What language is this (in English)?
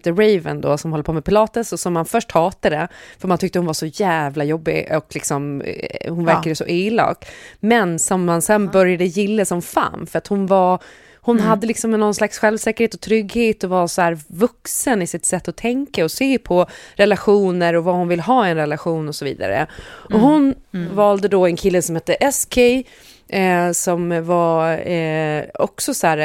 Swedish